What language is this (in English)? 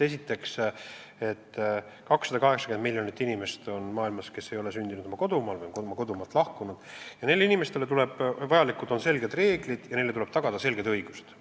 Estonian